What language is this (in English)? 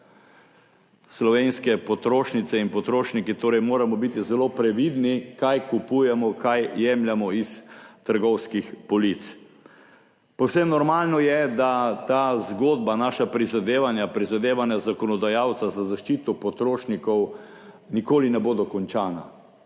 Slovenian